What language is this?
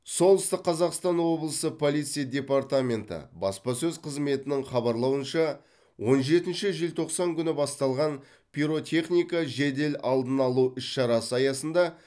Kazakh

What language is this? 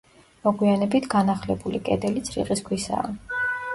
Georgian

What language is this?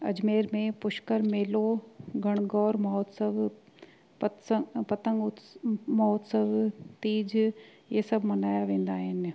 Sindhi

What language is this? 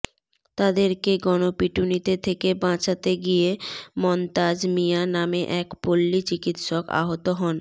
Bangla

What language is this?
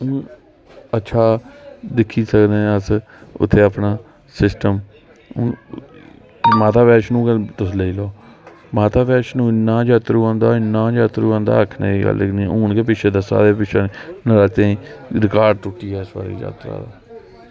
Dogri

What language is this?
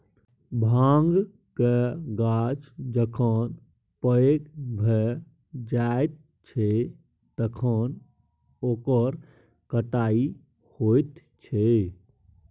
Maithili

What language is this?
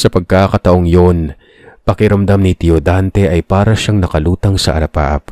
Filipino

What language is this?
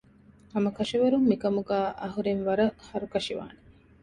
Divehi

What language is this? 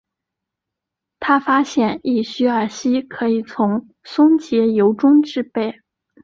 Chinese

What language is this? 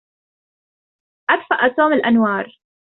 Arabic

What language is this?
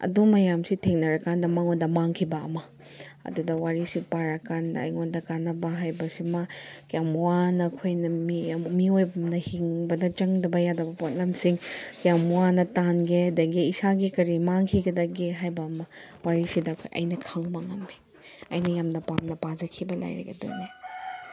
Manipuri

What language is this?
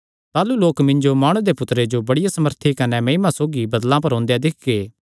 Kangri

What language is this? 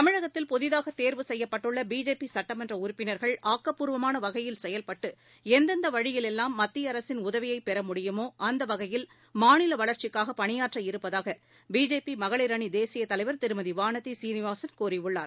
Tamil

